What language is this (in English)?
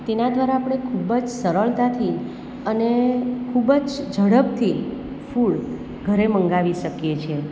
Gujarati